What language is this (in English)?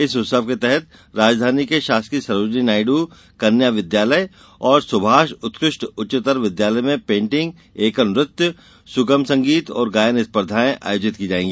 Hindi